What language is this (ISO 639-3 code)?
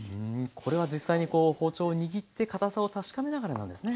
jpn